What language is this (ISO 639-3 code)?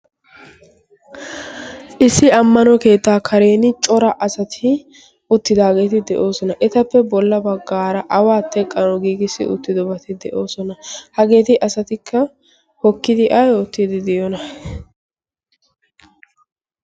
wal